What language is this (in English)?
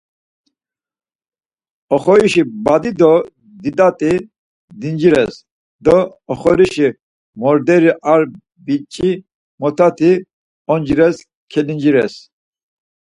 Laz